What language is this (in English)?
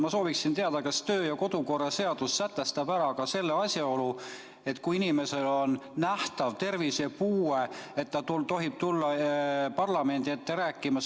Estonian